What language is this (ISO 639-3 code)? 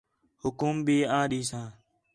xhe